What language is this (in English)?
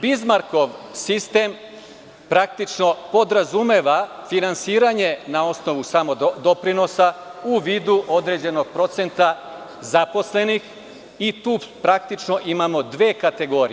Serbian